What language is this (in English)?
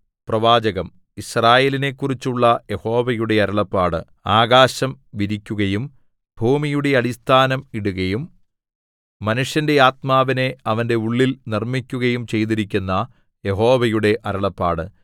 Malayalam